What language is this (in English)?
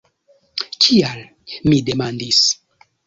Esperanto